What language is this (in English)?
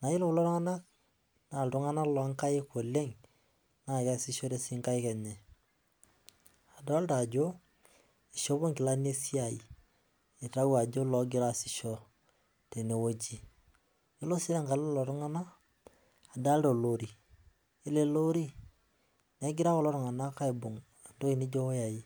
Masai